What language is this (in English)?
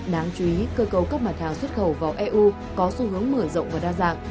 Vietnamese